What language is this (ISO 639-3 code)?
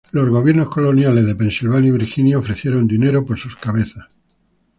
spa